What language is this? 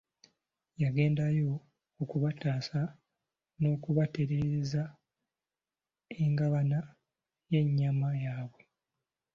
Ganda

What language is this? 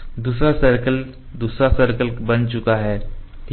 Hindi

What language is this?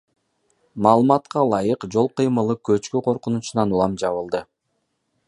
Kyrgyz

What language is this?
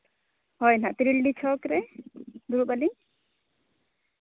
Santali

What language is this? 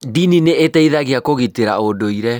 Kikuyu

